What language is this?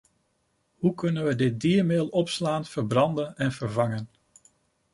Dutch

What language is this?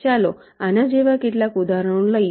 Gujarati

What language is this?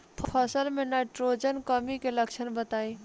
Bhojpuri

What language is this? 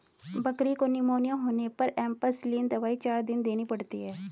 Hindi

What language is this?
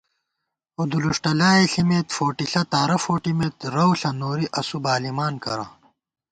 Gawar-Bati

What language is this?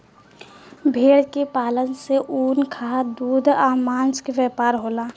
Bhojpuri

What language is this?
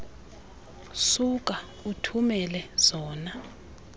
Xhosa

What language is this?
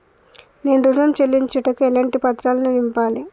Telugu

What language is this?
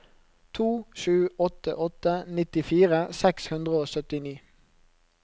Norwegian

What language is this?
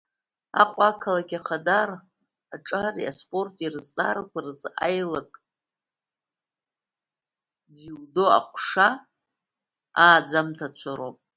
Abkhazian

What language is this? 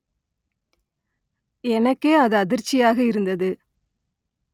Tamil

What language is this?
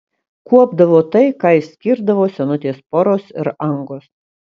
Lithuanian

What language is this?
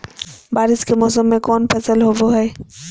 Magahi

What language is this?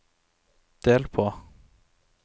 Norwegian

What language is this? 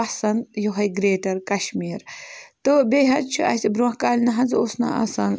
Kashmiri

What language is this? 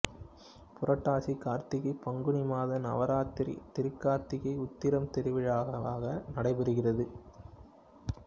Tamil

